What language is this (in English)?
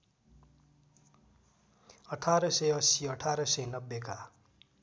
Nepali